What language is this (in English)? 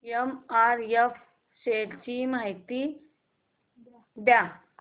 Marathi